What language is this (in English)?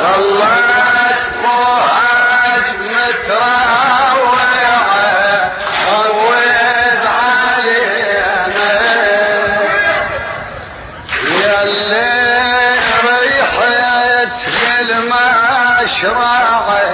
Arabic